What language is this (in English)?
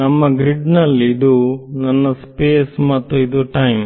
Kannada